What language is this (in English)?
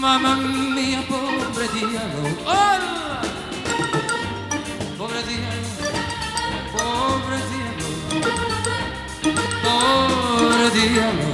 Arabic